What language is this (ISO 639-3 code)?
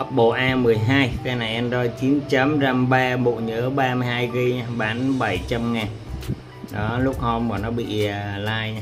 vie